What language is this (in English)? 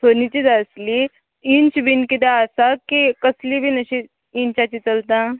Konkani